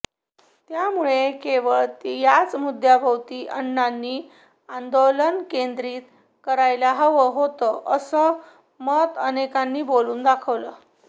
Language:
Marathi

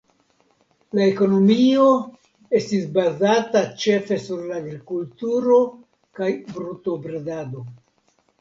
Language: Esperanto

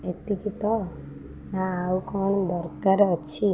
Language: Odia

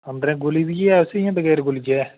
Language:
Dogri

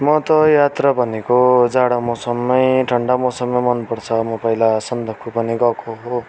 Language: Nepali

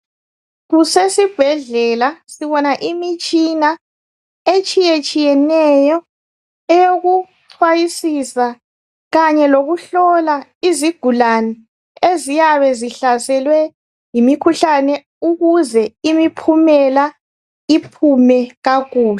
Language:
North Ndebele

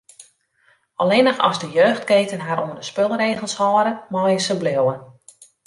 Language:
Western Frisian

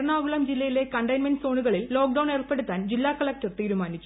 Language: Malayalam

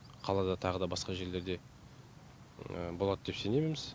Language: Kazakh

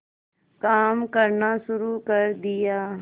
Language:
Hindi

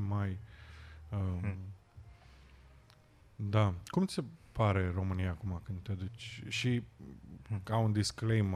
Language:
Romanian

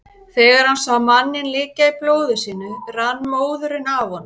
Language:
Icelandic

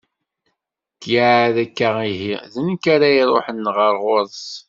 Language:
Kabyle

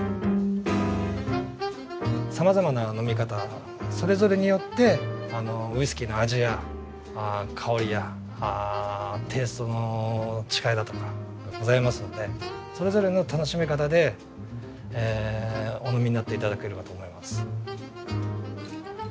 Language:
Japanese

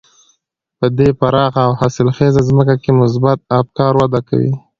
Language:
Pashto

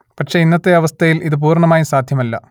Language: Malayalam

